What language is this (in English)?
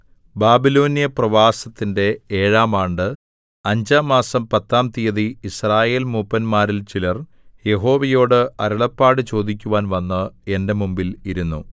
Malayalam